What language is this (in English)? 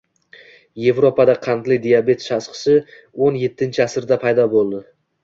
Uzbek